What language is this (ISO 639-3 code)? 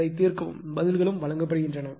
tam